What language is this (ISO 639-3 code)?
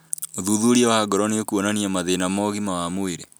kik